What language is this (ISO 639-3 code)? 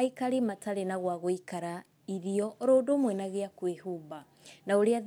kik